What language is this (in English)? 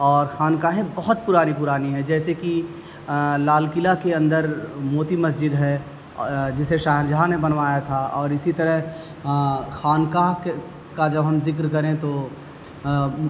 Urdu